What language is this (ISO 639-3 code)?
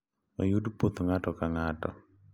luo